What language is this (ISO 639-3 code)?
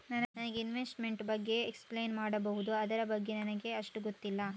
kan